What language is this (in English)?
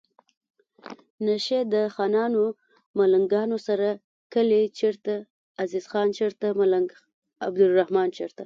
Pashto